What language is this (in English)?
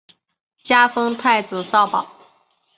Chinese